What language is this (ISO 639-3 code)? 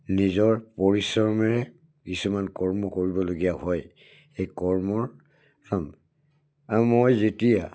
asm